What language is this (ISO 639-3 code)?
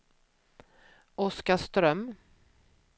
swe